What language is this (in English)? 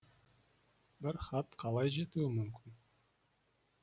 Kazakh